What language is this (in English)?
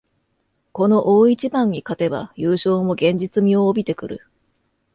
Japanese